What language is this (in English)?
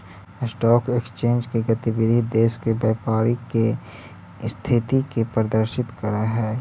Magahi